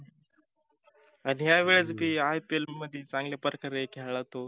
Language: Marathi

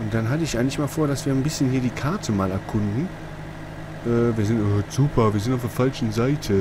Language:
German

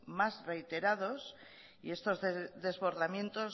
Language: Spanish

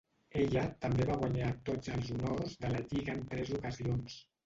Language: Catalan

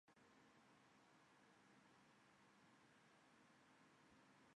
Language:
Chinese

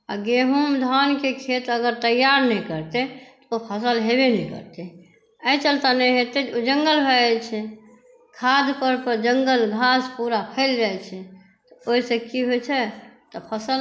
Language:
Maithili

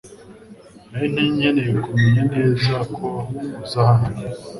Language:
Kinyarwanda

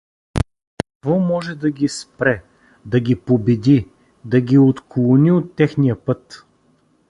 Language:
Bulgarian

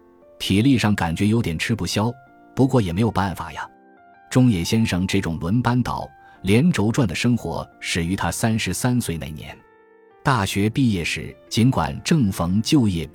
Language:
Chinese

